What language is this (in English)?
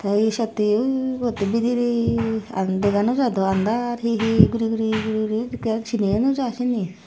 Chakma